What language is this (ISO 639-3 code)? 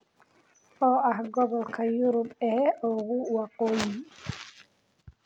som